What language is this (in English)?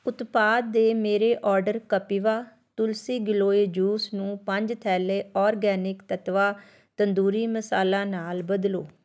Punjabi